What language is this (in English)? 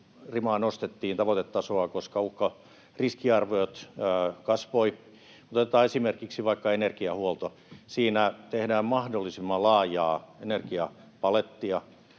Finnish